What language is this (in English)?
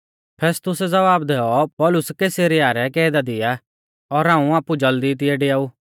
Mahasu Pahari